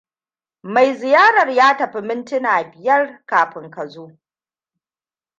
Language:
Hausa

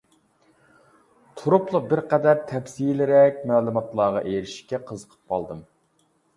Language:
Uyghur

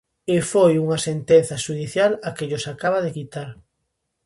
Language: Galician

